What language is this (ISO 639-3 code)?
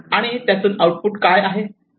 mar